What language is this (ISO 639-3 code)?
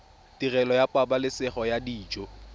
tsn